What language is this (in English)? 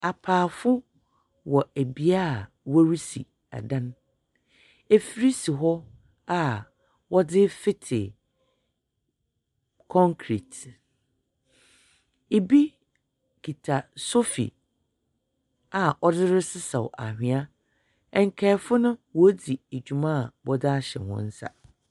Akan